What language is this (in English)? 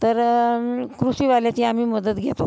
Marathi